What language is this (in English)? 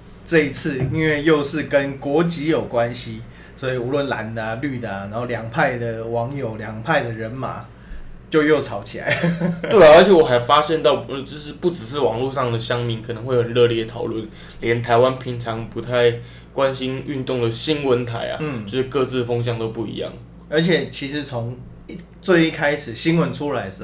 Chinese